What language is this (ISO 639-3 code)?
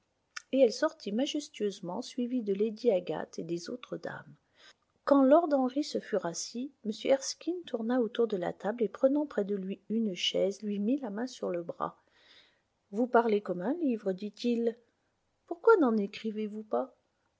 fra